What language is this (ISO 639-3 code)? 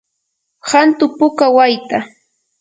qur